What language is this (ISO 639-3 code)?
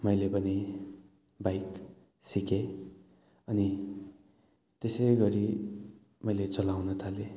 nep